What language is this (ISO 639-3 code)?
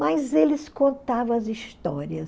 por